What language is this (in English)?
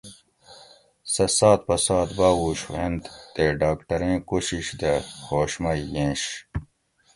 Gawri